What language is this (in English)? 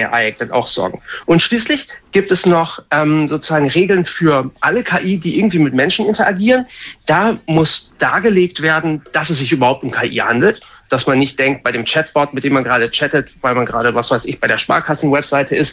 German